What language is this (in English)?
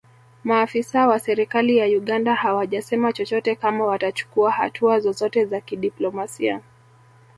Swahili